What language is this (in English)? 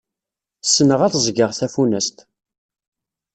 Kabyle